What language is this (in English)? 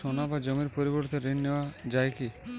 Bangla